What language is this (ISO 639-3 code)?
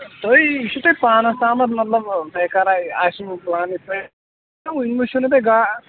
kas